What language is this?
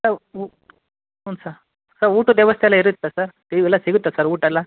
Kannada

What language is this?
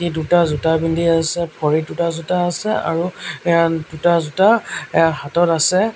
Assamese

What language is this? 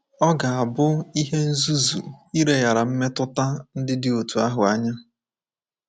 Igbo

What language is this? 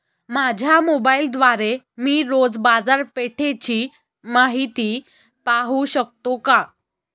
Marathi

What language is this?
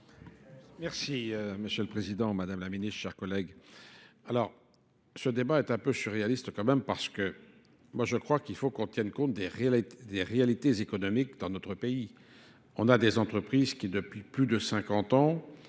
French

